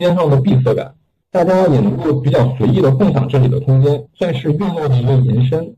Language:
Chinese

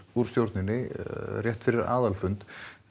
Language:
Icelandic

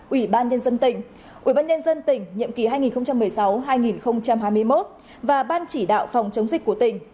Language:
Vietnamese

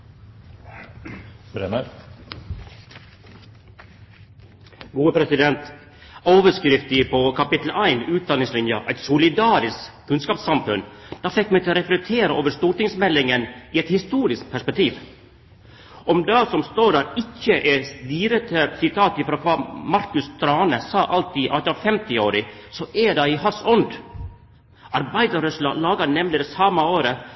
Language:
Norwegian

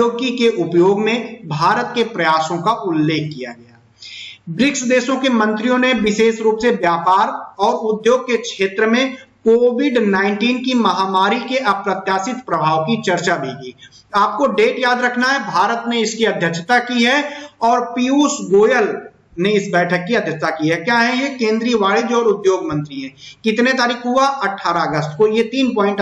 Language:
Hindi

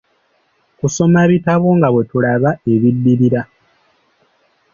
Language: Ganda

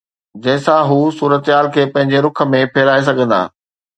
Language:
Sindhi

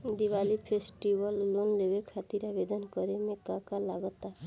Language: Bhojpuri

